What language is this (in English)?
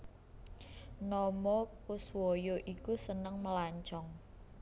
Javanese